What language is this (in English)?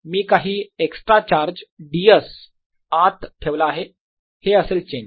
Marathi